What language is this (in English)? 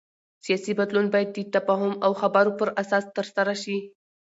Pashto